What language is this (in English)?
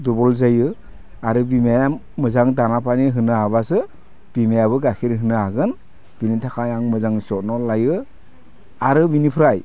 Bodo